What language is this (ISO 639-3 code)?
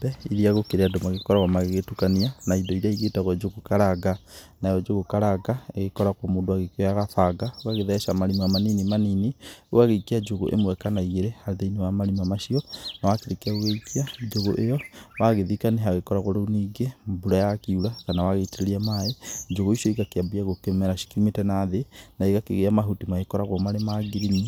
kik